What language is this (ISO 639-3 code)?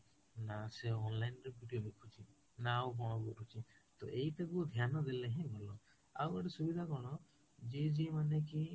ori